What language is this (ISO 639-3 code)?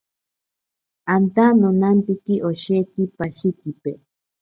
prq